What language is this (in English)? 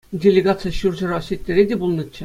Chuvash